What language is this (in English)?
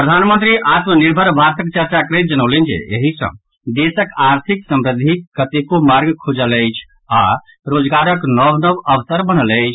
Maithili